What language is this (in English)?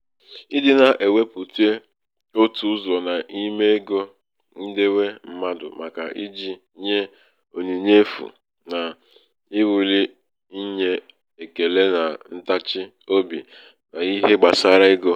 Igbo